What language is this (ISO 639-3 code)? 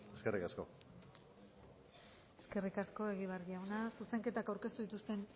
eus